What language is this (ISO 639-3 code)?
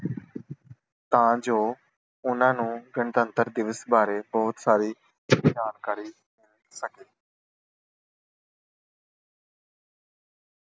pan